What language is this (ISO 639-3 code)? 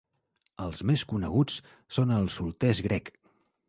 cat